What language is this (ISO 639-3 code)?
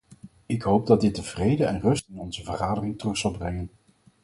nld